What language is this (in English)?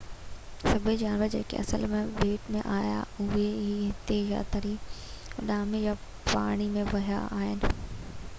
Sindhi